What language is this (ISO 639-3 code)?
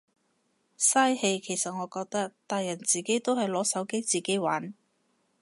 yue